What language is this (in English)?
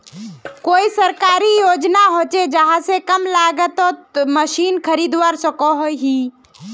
Magahi